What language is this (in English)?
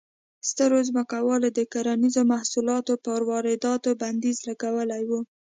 Pashto